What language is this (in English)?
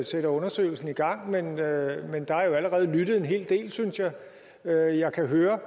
Danish